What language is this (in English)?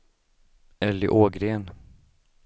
Swedish